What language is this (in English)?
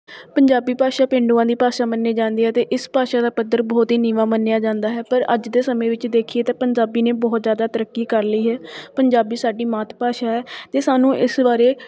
Punjabi